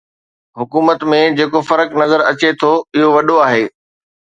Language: Sindhi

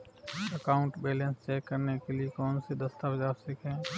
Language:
Hindi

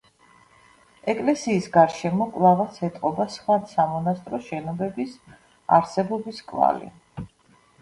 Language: Georgian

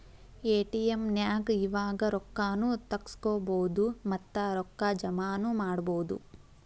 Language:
Kannada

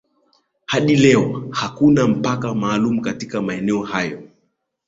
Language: Swahili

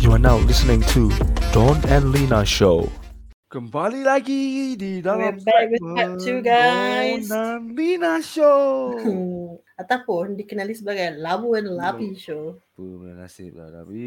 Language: Malay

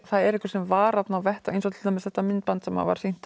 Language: Icelandic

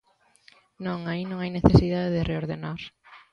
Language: Galician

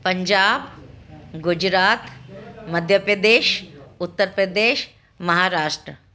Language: Sindhi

